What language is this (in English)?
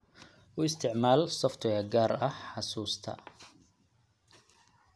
Somali